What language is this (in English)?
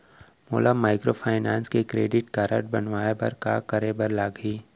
Chhattisgarhi